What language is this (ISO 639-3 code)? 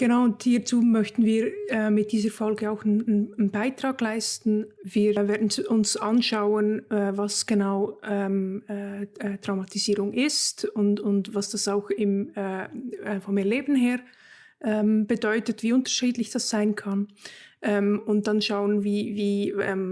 deu